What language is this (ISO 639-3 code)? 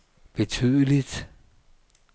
dan